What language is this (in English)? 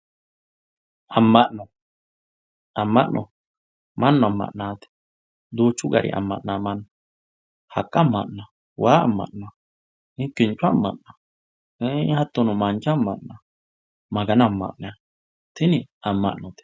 Sidamo